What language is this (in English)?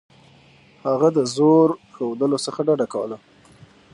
Pashto